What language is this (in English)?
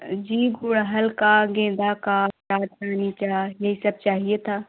Hindi